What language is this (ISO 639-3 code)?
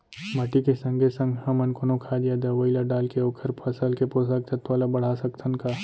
hne